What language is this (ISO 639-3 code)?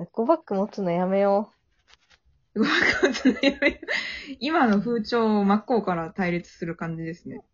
jpn